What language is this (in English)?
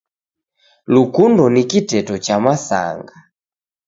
Taita